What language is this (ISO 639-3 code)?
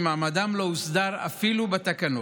heb